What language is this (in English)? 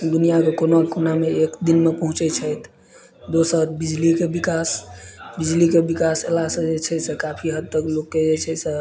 Maithili